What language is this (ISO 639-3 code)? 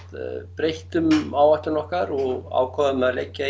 isl